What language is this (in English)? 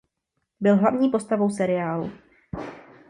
Czech